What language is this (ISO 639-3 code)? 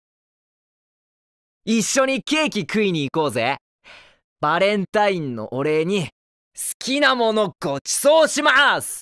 jpn